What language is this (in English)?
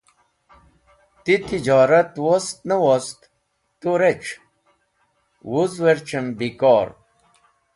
Wakhi